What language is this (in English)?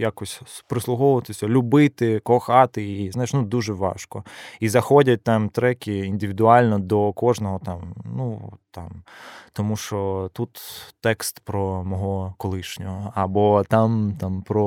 Ukrainian